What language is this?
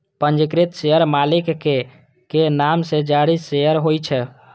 Maithili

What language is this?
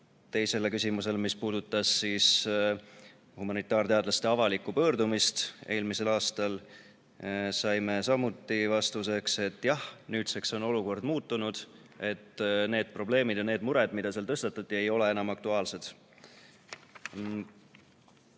Estonian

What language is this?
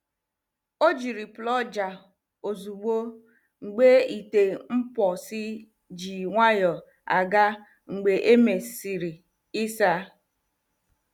Igbo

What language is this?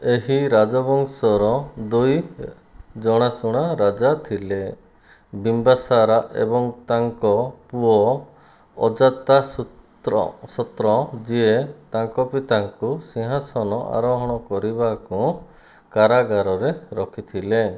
Odia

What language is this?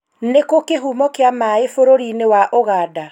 Kikuyu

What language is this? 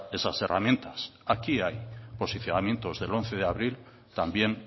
Spanish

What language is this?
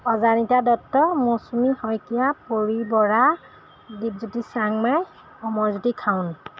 Assamese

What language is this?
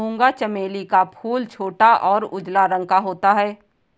Hindi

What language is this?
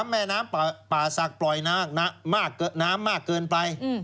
Thai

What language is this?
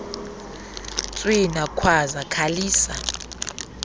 Xhosa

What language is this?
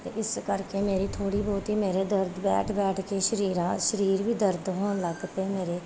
Punjabi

